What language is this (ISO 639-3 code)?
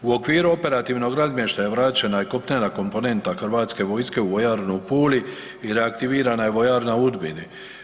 hrv